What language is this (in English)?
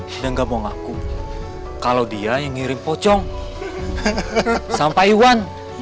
Indonesian